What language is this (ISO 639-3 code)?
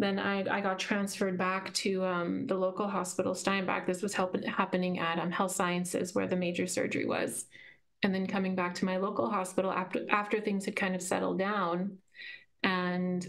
eng